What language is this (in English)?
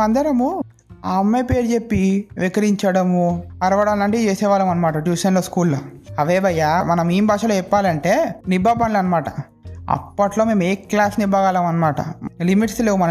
Telugu